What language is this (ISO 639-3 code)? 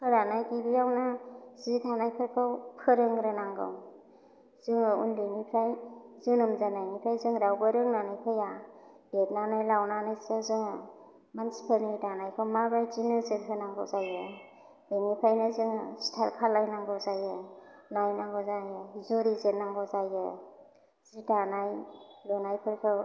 brx